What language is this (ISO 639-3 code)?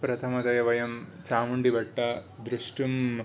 san